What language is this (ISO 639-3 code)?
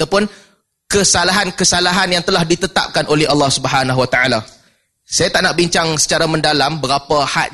msa